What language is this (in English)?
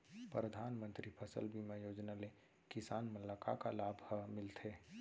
Chhattisgarhi